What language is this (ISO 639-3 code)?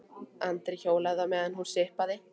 isl